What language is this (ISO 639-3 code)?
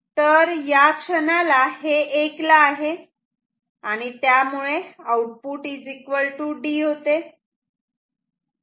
mar